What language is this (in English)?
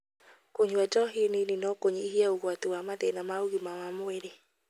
Kikuyu